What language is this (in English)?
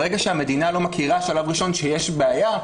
Hebrew